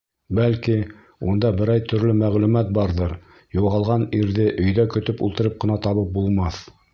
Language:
Bashkir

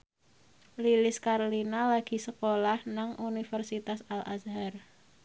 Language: Javanese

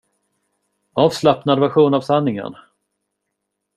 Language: Swedish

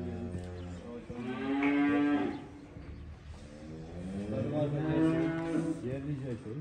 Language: Turkish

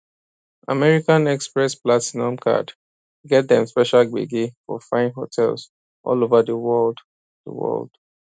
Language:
Nigerian Pidgin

